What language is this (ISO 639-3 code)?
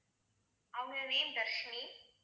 tam